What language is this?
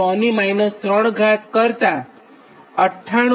Gujarati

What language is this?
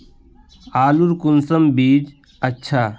Magahi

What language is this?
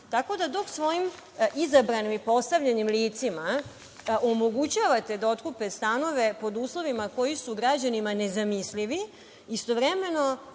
Serbian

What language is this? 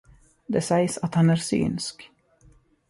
Swedish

